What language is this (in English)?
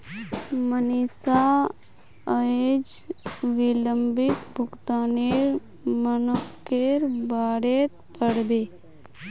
Magahi